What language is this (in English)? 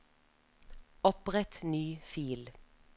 Norwegian